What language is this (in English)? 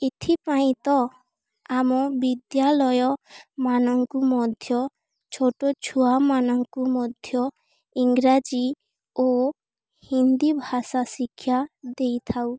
Odia